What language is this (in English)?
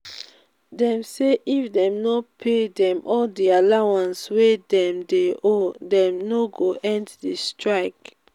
Nigerian Pidgin